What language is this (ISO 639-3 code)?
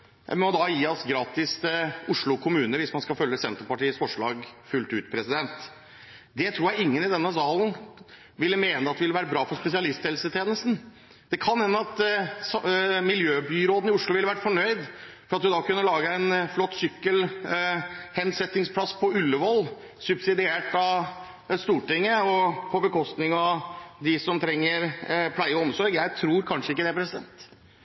nob